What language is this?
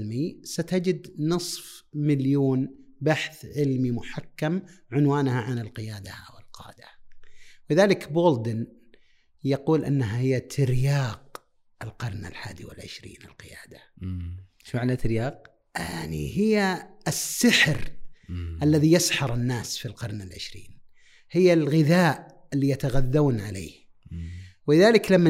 Arabic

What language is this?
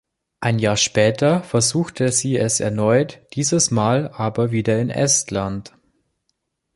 German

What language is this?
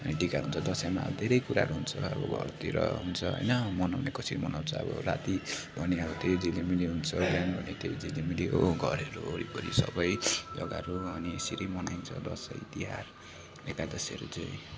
Nepali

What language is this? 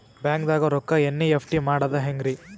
Kannada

